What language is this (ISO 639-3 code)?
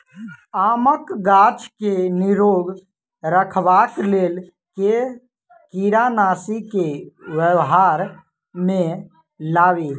mai